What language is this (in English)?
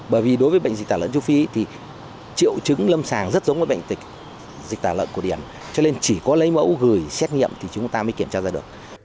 Vietnamese